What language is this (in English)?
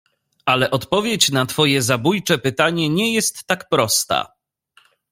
Polish